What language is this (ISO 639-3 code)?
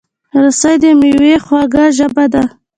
pus